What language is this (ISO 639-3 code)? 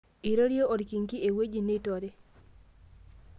mas